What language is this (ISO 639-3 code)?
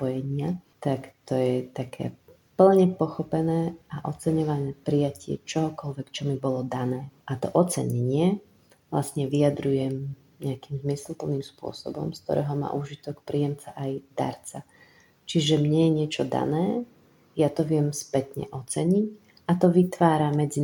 slk